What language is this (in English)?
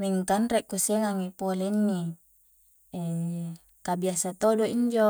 Coastal Konjo